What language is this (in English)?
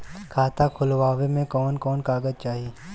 Bhojpuri